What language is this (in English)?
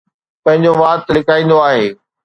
Sindhi